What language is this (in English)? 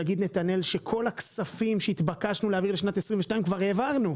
Hebrew